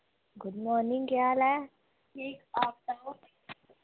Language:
Dogri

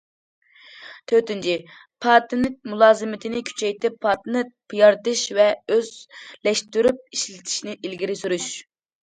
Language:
Uyghur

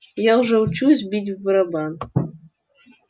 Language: Russian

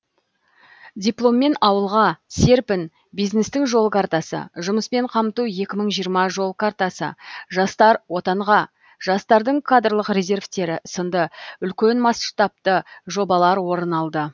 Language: Kazakh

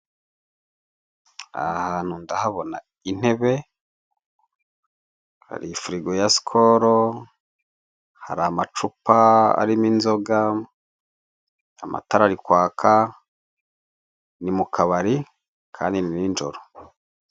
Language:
Kinyarwanda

